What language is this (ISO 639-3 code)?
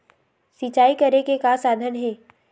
hne